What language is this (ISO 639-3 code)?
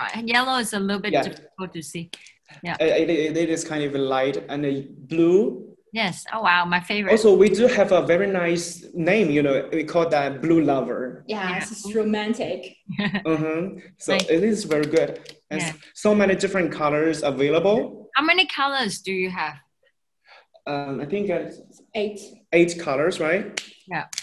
eng